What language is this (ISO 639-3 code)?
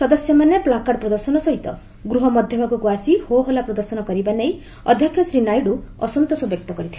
ori